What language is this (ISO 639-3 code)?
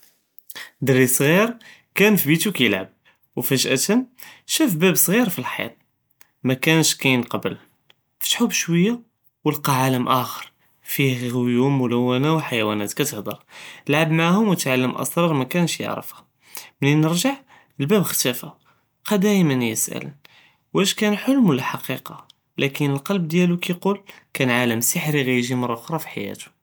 jrb